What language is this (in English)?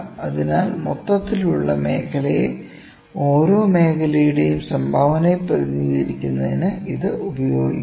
Malayalam